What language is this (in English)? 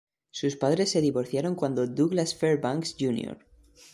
Spanish